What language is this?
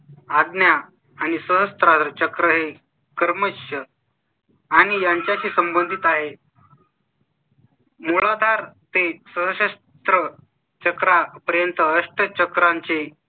Marathi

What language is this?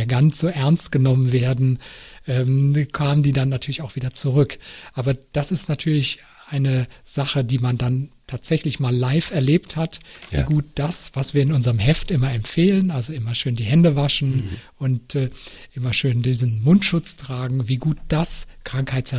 German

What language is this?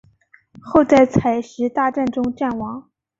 Chinese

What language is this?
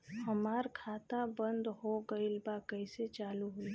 Bhojpuri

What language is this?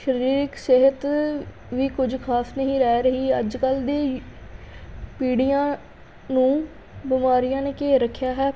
Punjabi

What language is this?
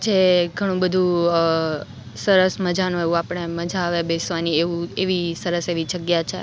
Gujarati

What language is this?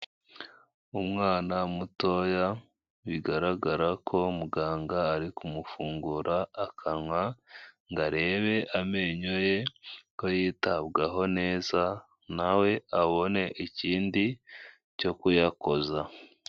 Kinyarwanda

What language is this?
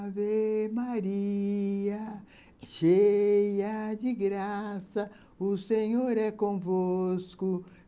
Portuguese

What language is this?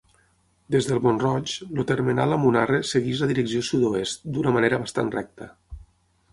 Catalan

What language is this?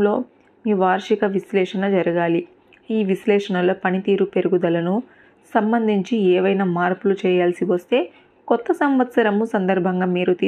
Telugu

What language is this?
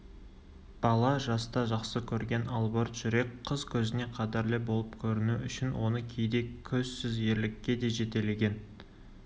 Kazakh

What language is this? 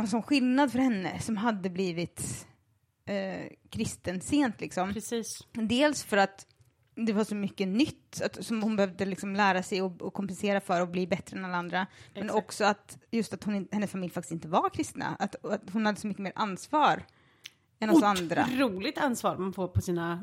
Swedish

